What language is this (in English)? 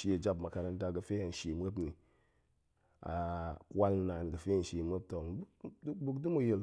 Goemai